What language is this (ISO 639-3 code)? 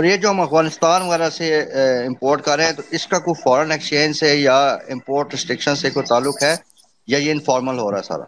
urd